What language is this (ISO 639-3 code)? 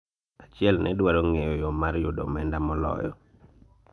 luo